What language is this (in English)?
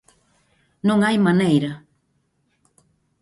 Galician